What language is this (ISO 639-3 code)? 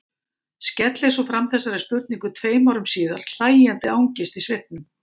isl